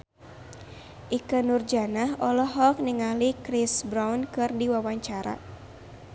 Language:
Sundanese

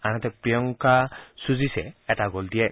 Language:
Assamese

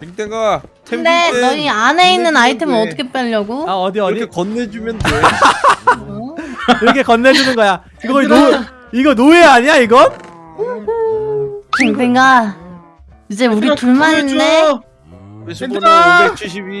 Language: Korean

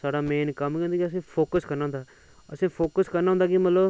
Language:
Dogri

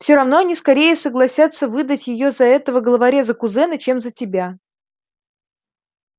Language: Russian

